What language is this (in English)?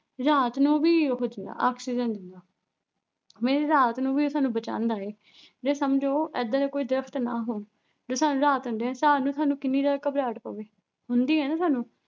Punjabi